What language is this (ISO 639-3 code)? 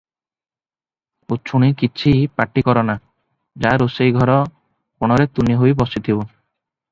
ori